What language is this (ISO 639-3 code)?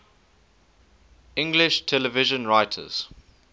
eng